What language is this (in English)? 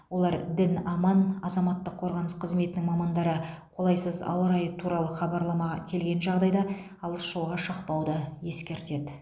Kazakh